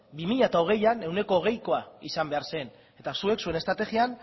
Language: Basque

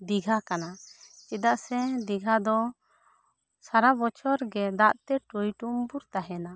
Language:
Santali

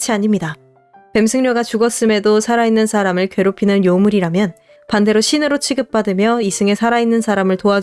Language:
Korean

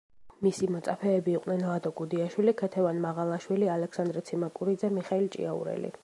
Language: Georgian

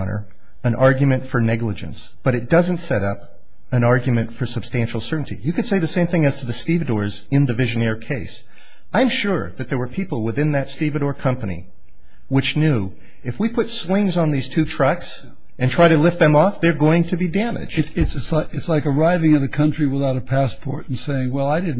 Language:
English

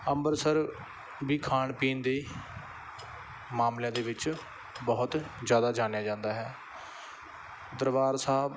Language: Punjabi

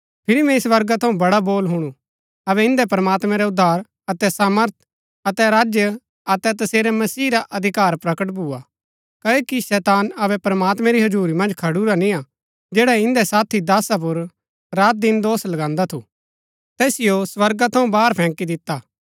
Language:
Gaddi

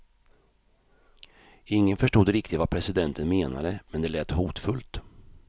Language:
Swedish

